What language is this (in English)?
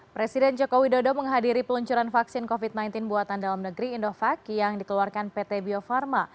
Indonesian